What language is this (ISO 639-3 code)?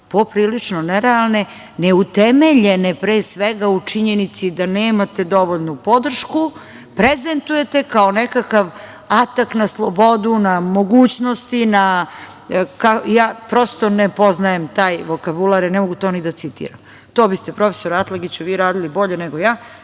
srp